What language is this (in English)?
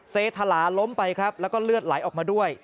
Thai